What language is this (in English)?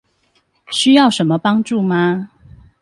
Chinese